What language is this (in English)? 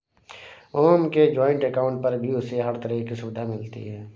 Hindi